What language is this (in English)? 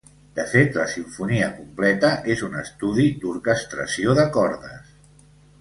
Catalan